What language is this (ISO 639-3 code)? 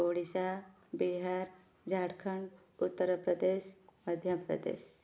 ori